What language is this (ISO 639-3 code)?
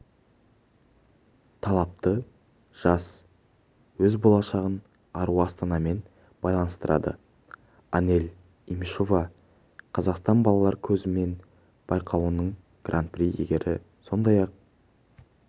kaz